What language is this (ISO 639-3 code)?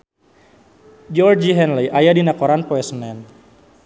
sun